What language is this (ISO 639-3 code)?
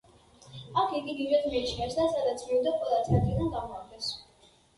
kat